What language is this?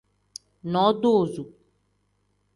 Tem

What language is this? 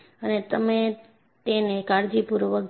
Gujarati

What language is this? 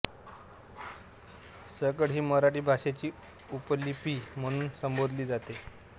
Marathi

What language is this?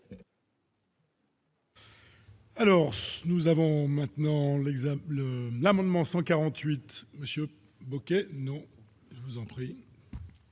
French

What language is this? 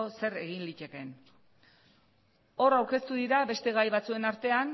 Basque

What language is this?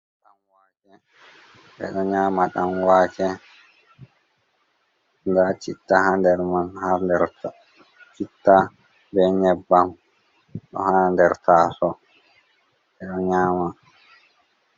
Fula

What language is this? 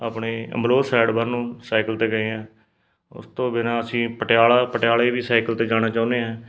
Punjabi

